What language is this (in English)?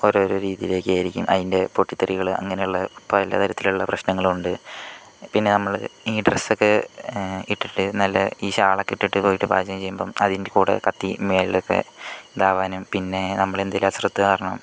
Malayalam